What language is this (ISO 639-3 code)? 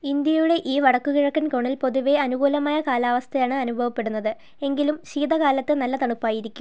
mal